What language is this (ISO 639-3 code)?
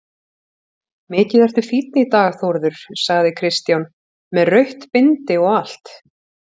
isl